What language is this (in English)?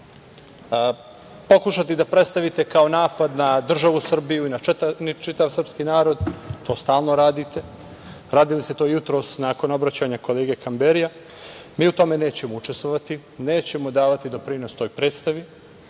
Serbian